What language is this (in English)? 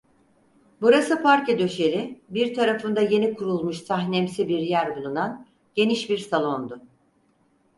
Turkish